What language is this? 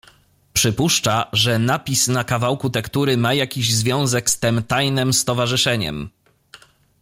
Polish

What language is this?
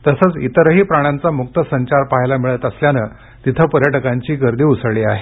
Marathi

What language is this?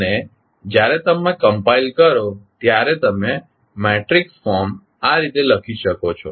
Gujarati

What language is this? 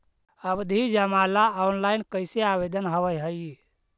Magahi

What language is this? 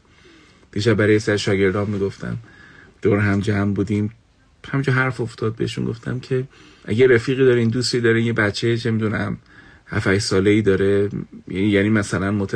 Persian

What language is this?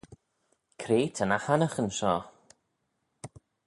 Manx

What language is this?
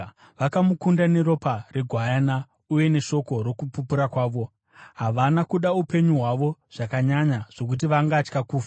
Shona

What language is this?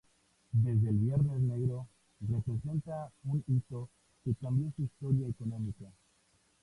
Spanish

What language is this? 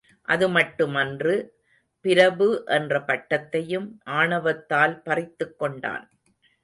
Tamil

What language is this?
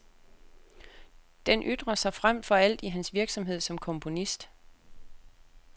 Danish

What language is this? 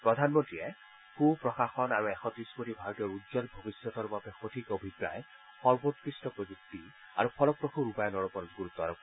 Assamese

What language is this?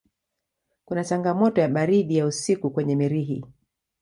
Swahili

